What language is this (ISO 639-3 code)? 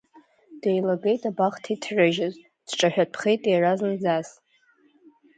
abk